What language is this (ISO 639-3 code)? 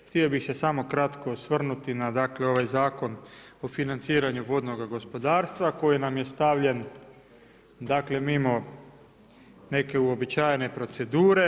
hrv